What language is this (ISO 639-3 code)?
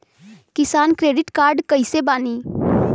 bho